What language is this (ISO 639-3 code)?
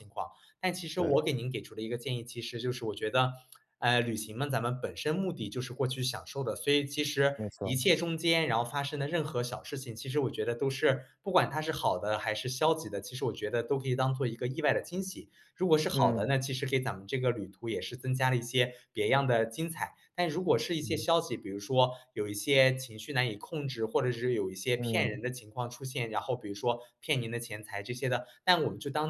zho